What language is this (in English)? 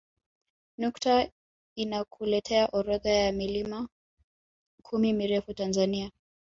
Swahili